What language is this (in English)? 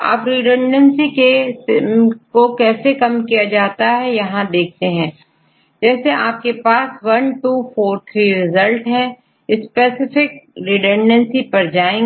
Hindi